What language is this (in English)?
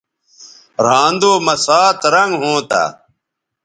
Bateri